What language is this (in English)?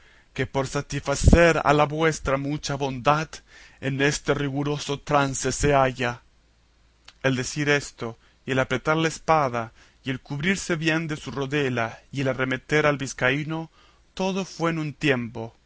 Spanish